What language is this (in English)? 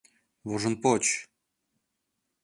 Mari